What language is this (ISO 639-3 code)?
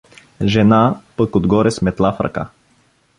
bul